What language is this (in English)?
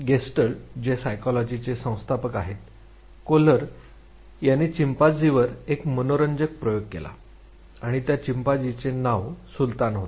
Marathi